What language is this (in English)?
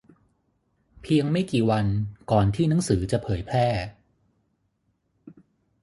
Thai